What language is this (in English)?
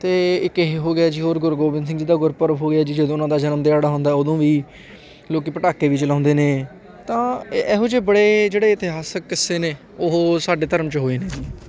Punjabi